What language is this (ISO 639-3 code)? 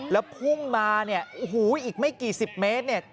tha